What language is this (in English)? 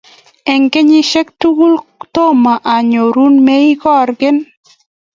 Kalenjin